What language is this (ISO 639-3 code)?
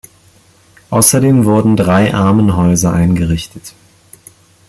deu